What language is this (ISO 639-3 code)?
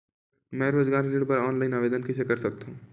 hne